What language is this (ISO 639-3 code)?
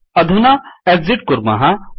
san